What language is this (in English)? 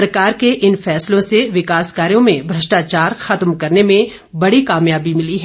Hindi